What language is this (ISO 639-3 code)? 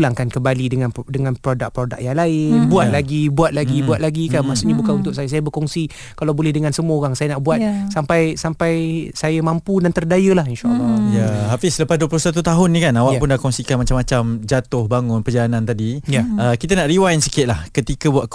msa